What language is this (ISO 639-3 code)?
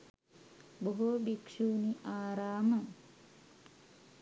sin